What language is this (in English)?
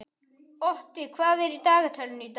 Icelandic